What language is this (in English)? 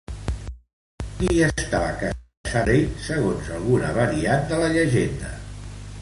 Catalan